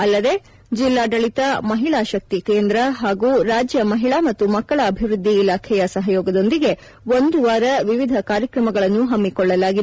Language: Kannada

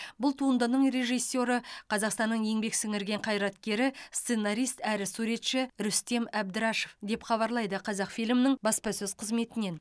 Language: Kazakh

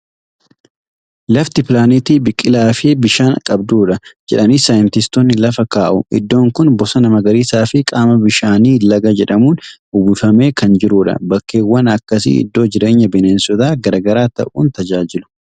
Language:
Oromo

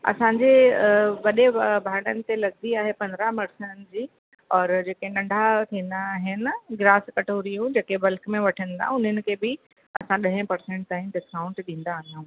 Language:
Sindhi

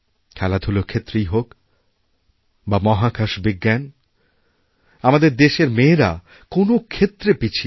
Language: Bangla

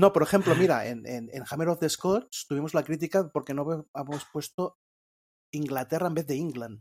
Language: Spanish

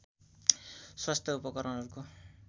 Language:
Nepali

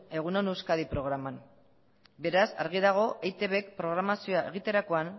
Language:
Basque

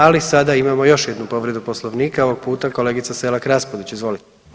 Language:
Croatian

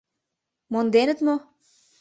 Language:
Mari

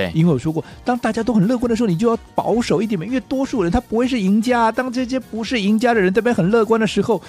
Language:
Chinese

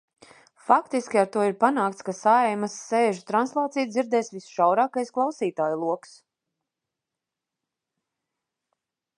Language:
Latvian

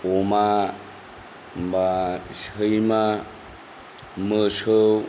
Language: Bodo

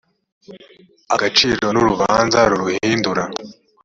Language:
Kinyarwanda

